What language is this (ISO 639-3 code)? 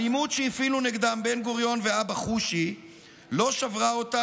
heb